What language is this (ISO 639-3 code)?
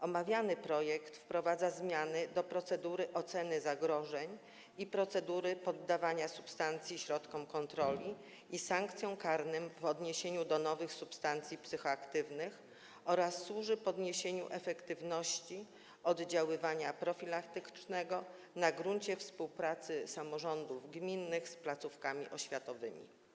pol